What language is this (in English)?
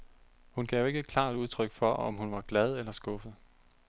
Danish